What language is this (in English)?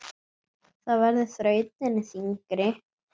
Icelandic